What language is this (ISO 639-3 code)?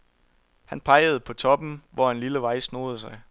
dan